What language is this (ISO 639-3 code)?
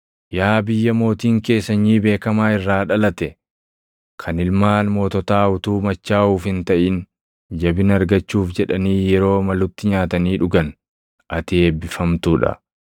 orm